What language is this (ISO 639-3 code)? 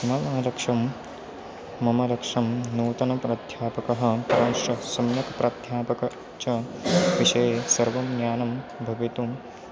san